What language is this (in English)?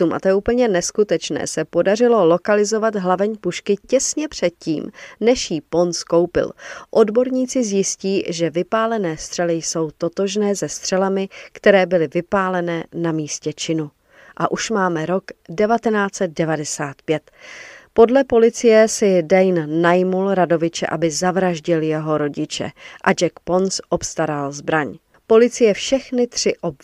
Czech